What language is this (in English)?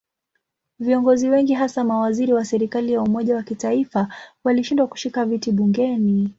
Swahili